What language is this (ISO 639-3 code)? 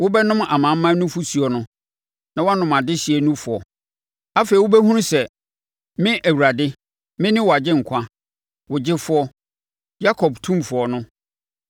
aka